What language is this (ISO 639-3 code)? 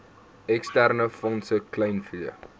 afr